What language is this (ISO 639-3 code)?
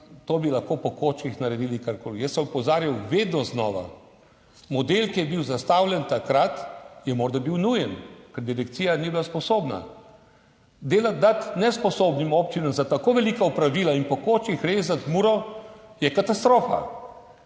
slv